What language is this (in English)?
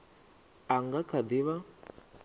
Venda